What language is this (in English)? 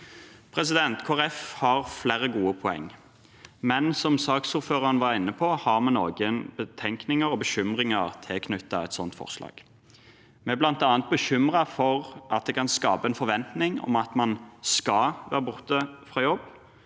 Norwegian